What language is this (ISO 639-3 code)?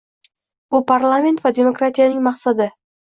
uzb